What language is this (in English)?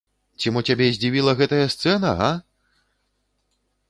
Belarusian